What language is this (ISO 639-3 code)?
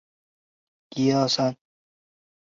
zho